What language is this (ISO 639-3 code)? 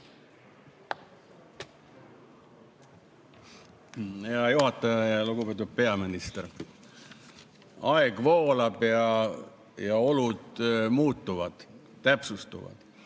est